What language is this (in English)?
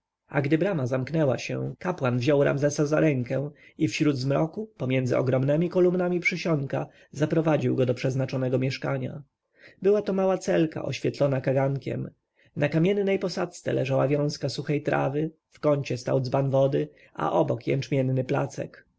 Polish